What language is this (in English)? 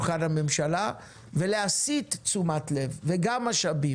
Hebrew